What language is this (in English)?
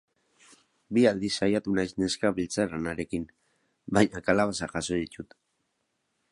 Basque